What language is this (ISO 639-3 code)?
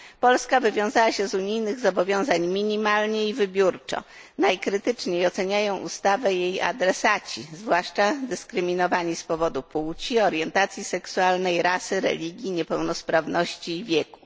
pol